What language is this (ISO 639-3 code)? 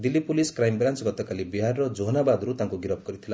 ori